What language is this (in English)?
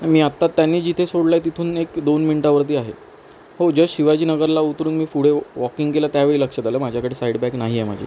Marathi